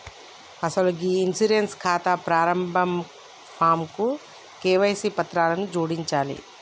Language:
Telugu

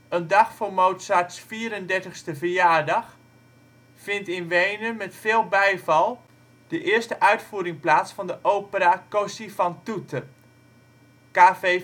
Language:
Dutch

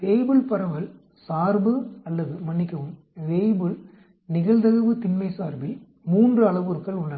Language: Tamil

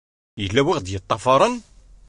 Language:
Kabyle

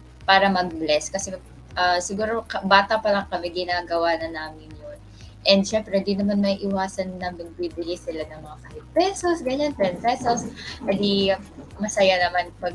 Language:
Filipino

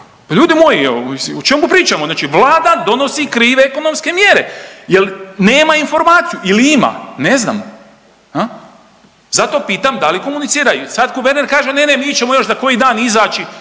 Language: Croatian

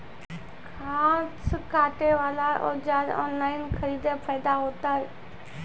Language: Maithili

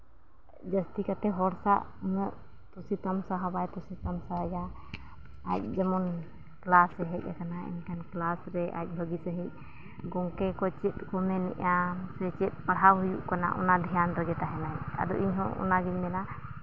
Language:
Santali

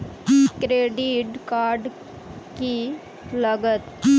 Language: Magahi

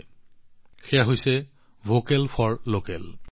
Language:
Assamese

